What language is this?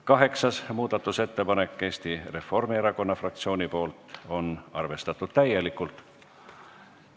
Estonian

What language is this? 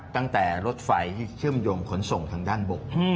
Thai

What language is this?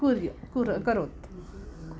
Sanskrit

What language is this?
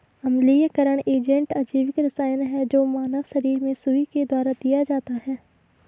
Hindi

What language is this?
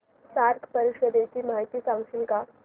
Marathi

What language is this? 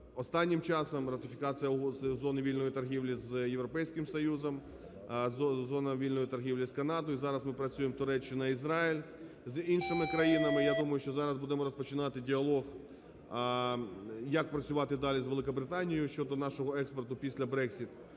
Ukrainian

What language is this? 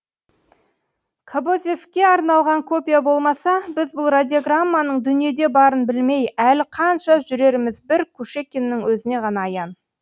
Kazakh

